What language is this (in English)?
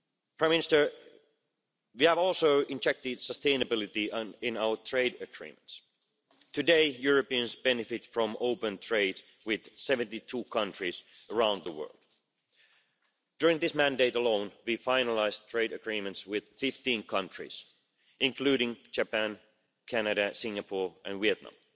English